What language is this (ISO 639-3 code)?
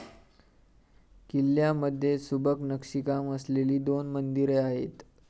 mar